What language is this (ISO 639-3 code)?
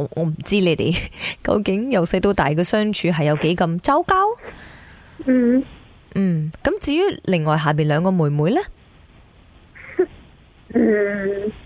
zho